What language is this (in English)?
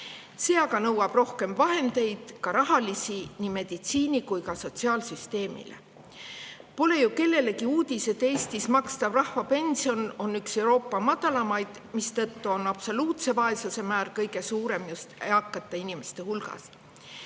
Estonian